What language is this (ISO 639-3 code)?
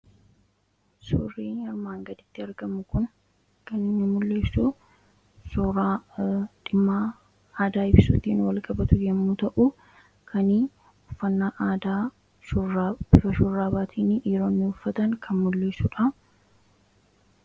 orm